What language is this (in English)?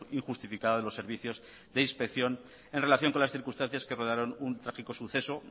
Spanish